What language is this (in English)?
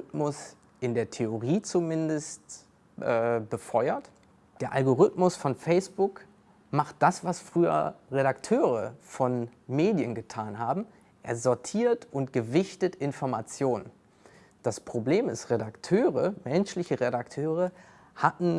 German